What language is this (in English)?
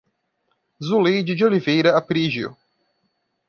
Portuguese